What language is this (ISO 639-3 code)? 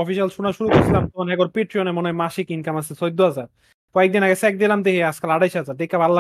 ben